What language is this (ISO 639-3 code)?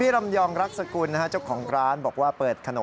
tha